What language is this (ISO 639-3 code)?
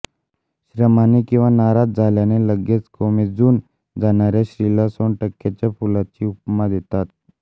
mar